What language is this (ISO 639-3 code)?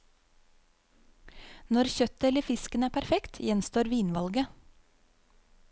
nor